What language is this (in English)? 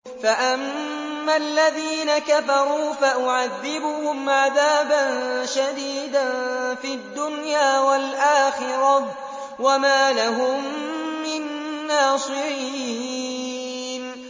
Arabic